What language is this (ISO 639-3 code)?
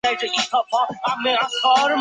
zho